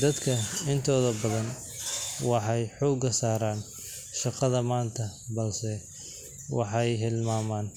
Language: Somali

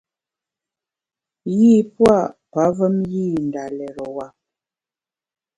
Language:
Bamun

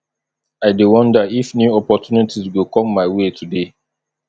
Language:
Nigerian Pidgin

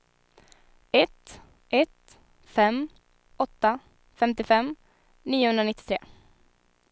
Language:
Swedish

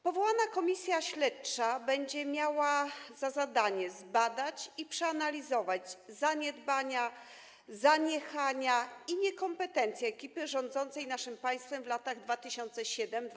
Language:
Polish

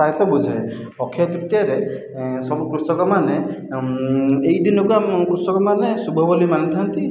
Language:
Odia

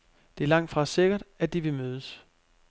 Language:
Danish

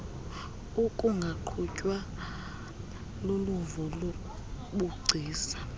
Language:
Xhosa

